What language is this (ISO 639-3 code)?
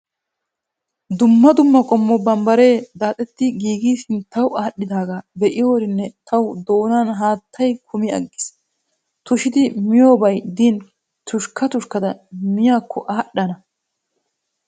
wal